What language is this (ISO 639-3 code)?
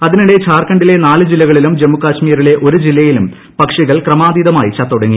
mal